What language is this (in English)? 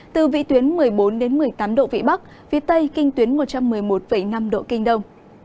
Vietnamese